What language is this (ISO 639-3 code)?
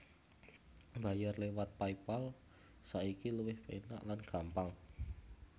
jav